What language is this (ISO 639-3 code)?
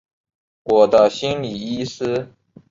zho